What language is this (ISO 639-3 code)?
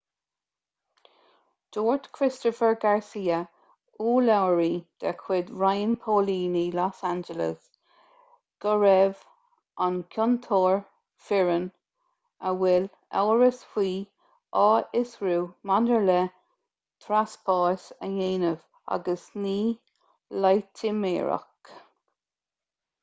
gle